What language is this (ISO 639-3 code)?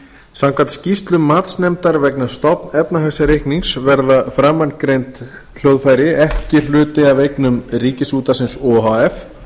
isl